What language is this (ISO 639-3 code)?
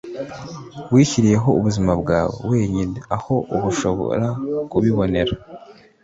kin